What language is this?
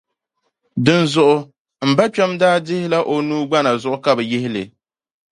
Dagbani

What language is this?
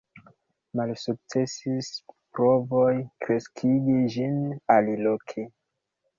Esperanto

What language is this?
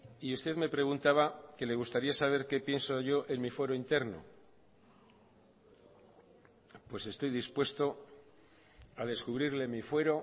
Spanish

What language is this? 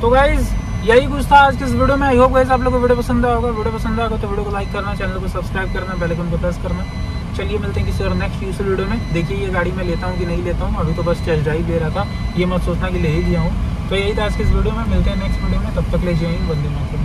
Hindi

